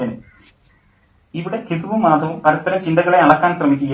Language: Malayalam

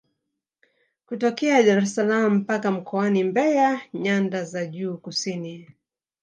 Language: Swahili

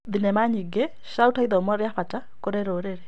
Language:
Kikuyu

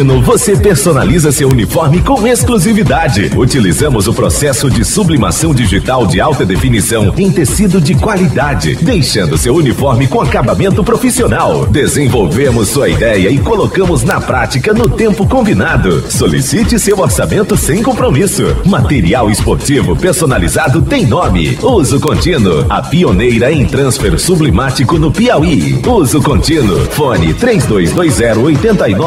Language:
Portuguese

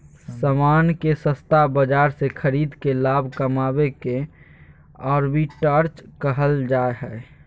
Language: Magahi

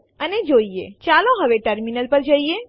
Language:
Gujarati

